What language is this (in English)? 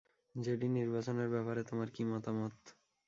Bangla